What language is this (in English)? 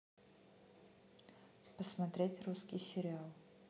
Russian